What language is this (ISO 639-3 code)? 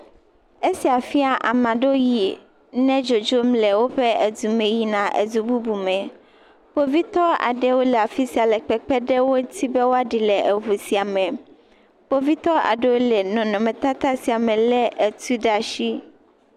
ewe